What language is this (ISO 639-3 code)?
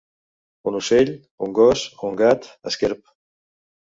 cat